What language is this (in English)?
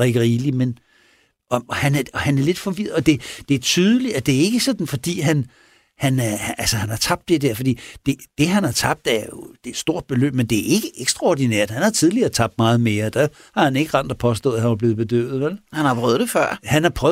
Danish